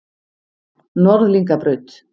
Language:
Icelandic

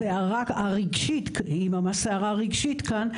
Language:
Hebrew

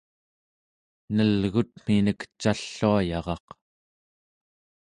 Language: Central Yupik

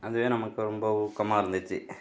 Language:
Tamil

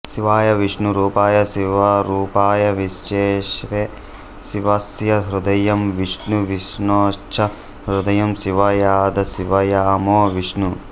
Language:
Telugu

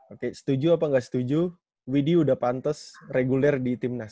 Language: Indonesian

